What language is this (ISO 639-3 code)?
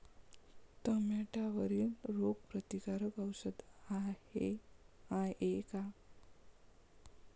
mar